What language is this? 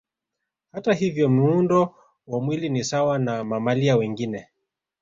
Swahili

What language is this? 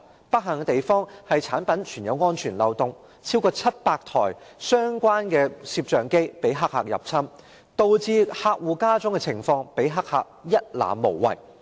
Cantonese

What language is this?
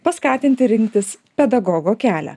Lithuanian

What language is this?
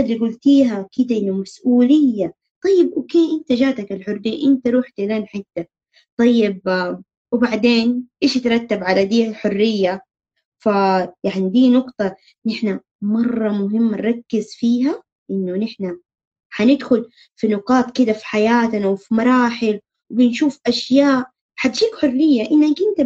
Arabic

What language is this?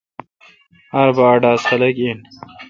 Kalkoti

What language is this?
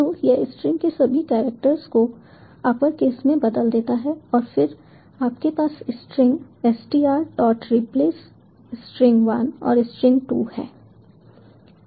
Hindi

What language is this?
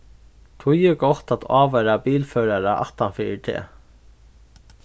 Faroese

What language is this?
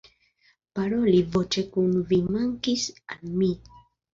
Esperanto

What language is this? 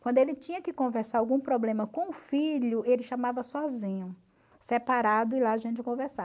Portuguese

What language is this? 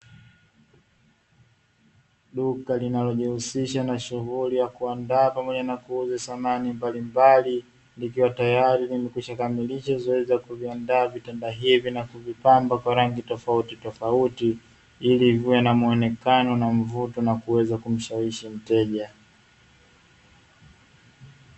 Swahili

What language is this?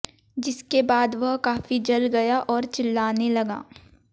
Hindi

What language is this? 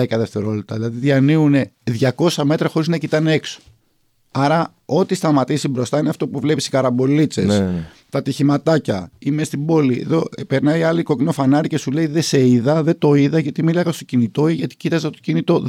Greek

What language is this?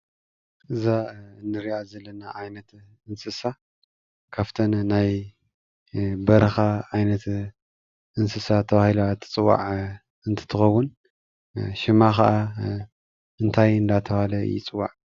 Tigrinya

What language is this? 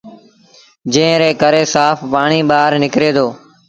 Sindhi Bhil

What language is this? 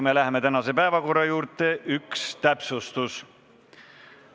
Estonian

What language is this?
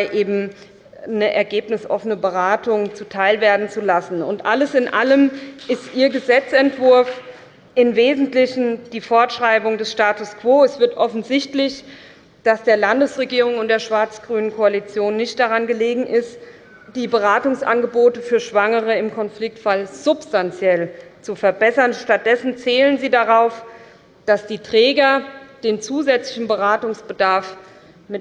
German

